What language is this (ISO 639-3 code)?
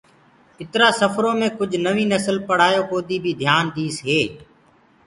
ggg